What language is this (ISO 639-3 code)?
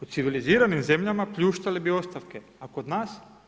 hrv